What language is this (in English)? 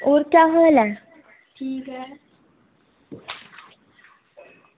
Dogri